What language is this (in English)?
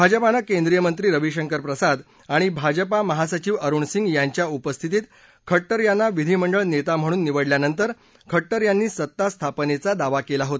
Marathi